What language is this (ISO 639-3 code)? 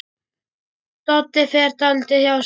isl